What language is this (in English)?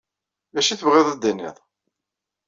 Kabyle